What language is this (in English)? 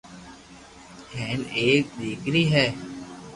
Loarki